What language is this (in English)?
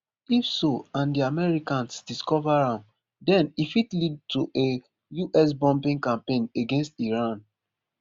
Nigerian Pidgin